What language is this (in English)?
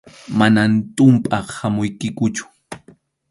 Arequipa-La Unión Quechua